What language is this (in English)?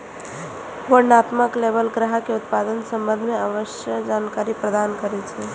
Maithili